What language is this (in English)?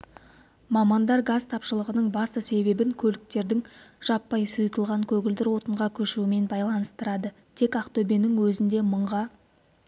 Kazakh